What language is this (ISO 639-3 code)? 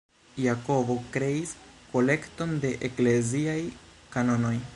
epo